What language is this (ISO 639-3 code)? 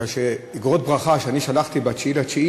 heb